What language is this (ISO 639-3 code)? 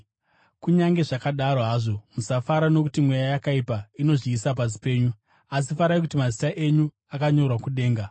sna